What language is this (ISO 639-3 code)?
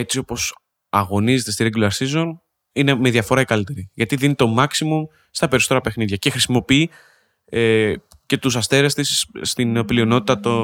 ell